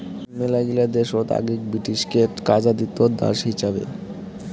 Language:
Bangla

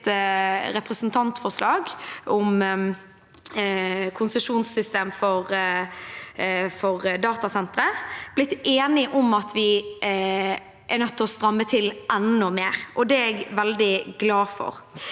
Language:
Norwegian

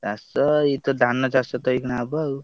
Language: Odia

